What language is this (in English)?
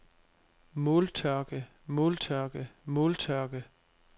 Danish